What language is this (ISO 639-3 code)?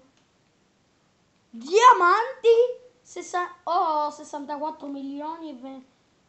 ita